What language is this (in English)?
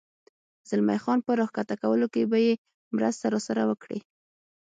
Pashto